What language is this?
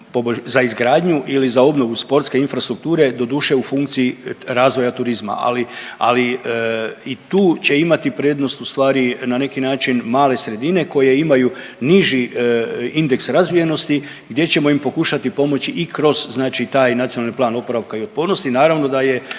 Croatian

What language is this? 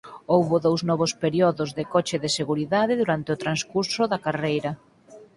Galician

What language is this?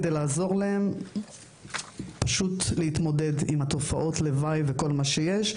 Hebrew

